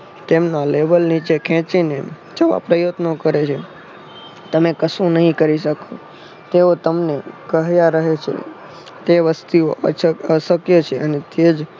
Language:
Gujarati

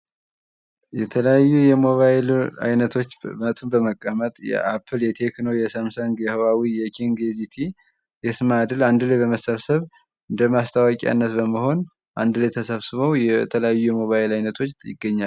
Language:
Amharic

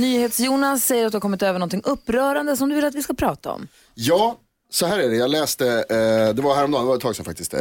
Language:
Swedish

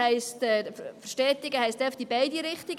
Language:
Swiss German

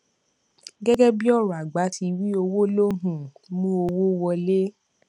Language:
Yoruba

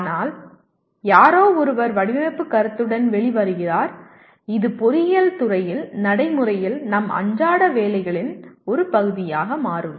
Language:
Tamil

